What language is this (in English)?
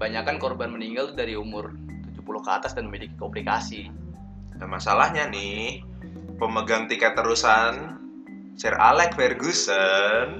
Indonesian